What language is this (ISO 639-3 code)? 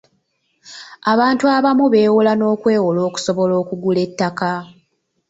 lug